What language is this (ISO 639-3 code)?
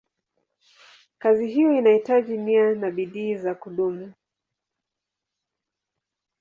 swa